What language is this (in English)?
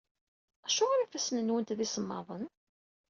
Kabyle